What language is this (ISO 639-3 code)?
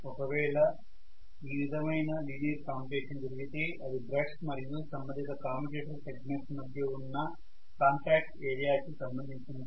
tel